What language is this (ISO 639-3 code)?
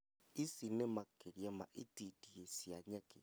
kik